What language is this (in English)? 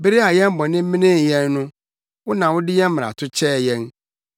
Akan